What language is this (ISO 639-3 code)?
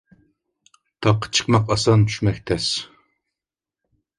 uig